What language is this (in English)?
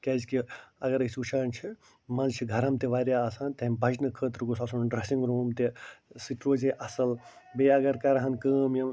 Kashmiri